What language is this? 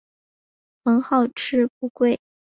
Chinese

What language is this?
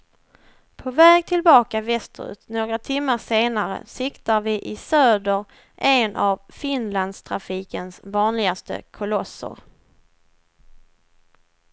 Swedish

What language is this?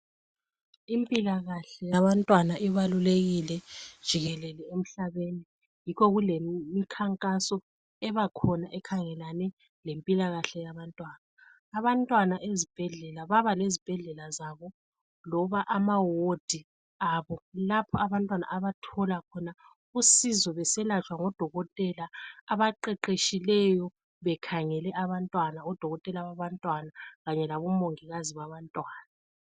North Ndebele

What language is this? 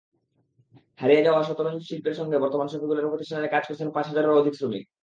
Bangla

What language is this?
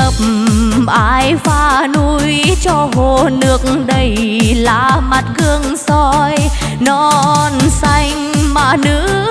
Vietnamese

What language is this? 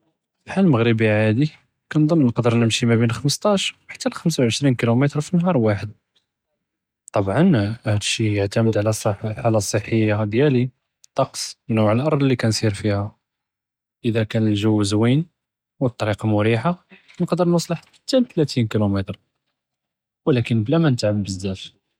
Judeo-Arabic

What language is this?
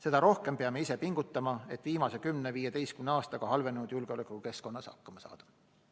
Estonian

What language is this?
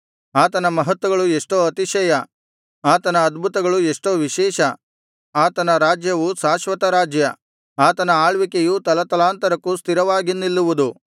Kannada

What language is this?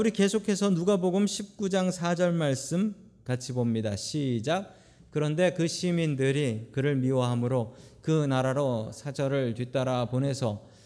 Korean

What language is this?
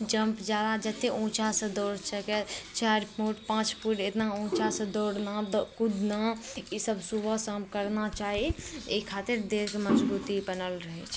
Maithili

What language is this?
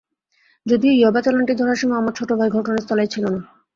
Bangla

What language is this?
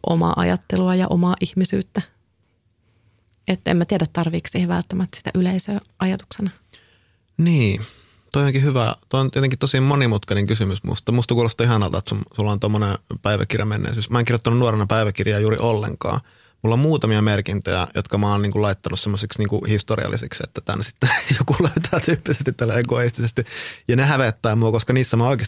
Finnish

